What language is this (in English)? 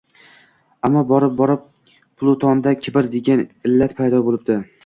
Uzbek